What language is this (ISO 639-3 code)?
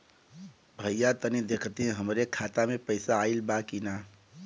bho